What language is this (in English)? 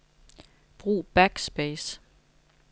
Danish